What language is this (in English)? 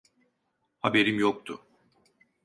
Turkish